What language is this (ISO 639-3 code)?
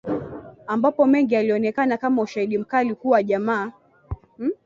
swa